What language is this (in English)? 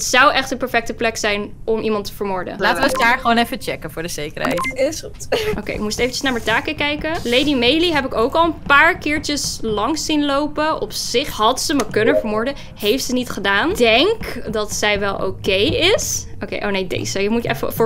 Dutch